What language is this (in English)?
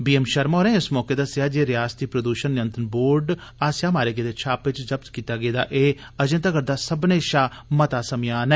Dogri